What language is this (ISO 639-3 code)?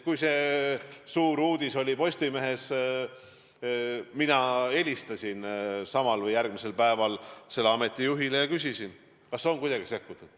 est